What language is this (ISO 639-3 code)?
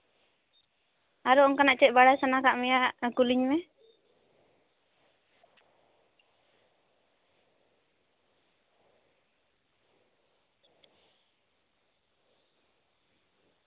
sat